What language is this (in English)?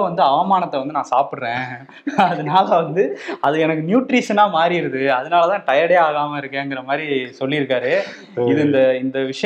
Tamil